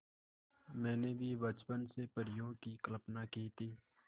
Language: Hindi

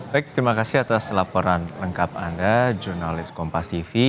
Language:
Indonesian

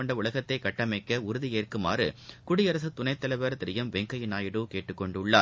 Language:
Tamil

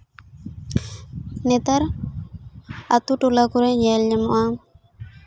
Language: Santali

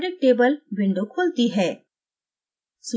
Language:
Hindi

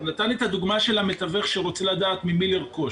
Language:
Hebrew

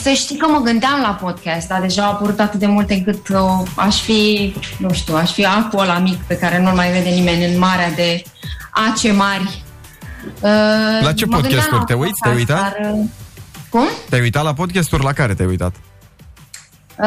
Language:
Romanian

